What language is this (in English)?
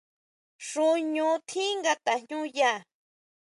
Huautla Mazatec